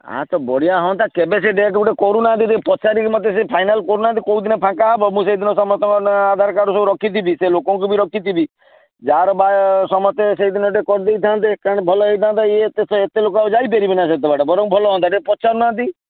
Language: Odia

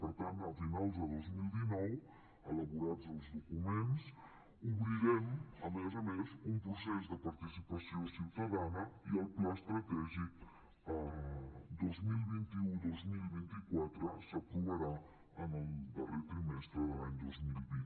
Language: Catalan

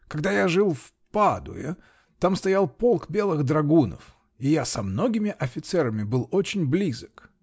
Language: Russian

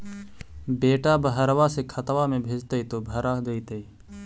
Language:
Magahi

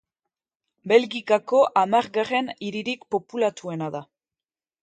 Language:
Basque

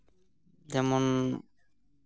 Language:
Santali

